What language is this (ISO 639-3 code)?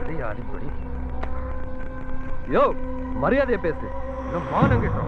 ara